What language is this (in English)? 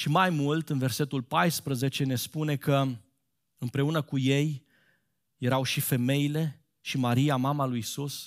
Romanian